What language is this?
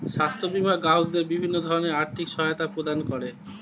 Bangla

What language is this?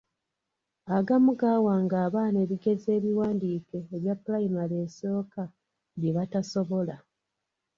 Ganda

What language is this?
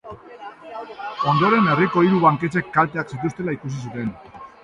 Basque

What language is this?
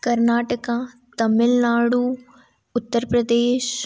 Hindi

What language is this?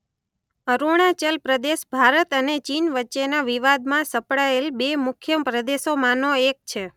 Gujarati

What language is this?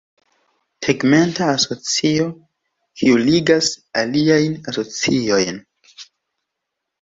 Esperanto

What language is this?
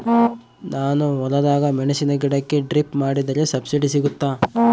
Kannada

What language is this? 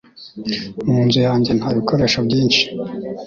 Kinyarwanda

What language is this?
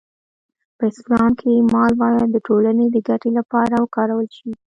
Pashto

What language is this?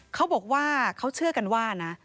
Thai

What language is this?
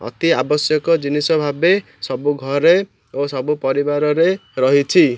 Odia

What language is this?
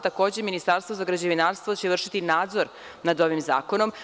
Serbian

